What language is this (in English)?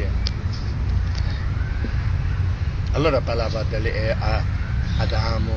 Italian